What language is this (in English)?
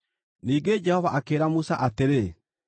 Kikuyu